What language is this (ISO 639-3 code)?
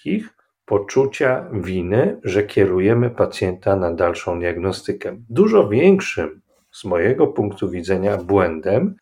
pol